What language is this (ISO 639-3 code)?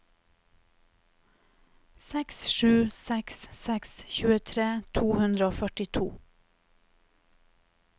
nor